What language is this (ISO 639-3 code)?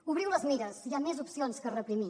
cat